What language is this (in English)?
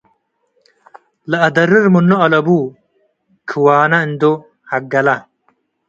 Tigre